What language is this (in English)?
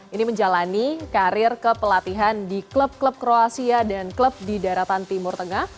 Indonesian